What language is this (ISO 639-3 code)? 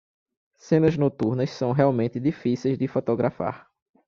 por